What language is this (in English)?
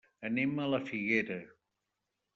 Catalan